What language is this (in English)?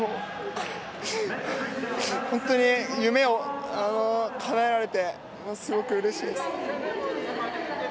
Japanese